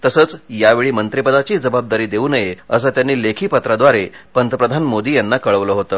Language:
Marathi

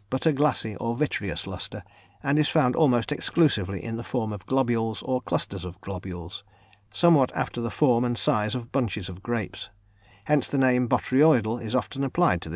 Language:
English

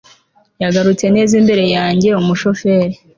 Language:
Kinyarwanda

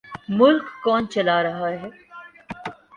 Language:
Urdu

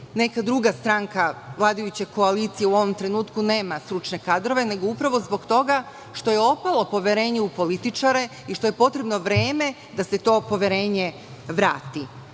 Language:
Serbian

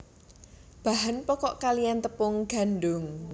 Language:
Javanese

